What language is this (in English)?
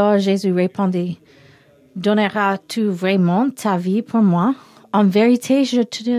French